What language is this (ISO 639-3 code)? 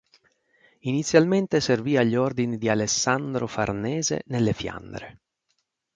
ita